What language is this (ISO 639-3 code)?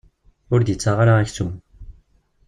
kab